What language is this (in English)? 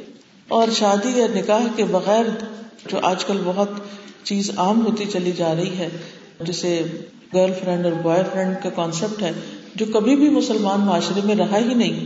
Urdu